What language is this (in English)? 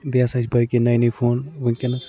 Kashmiri